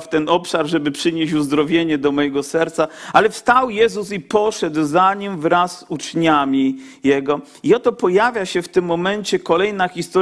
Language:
Polish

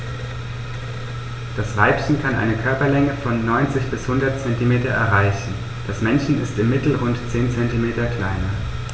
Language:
German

